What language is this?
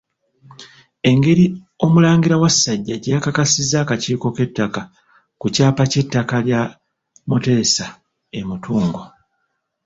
Ganda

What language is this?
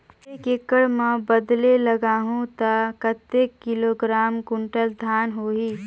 Chhattisgarhi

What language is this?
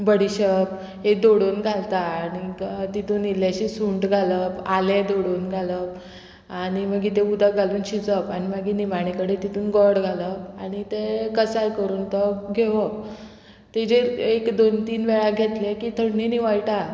Konkani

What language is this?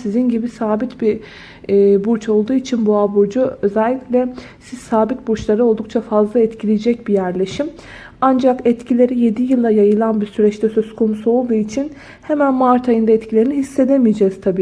Turkish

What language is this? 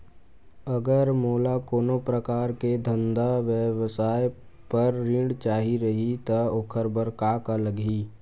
Chhattisgarhi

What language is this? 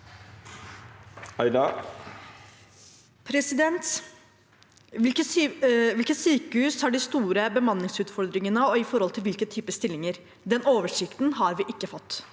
Norwegian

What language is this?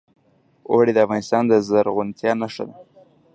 Pashto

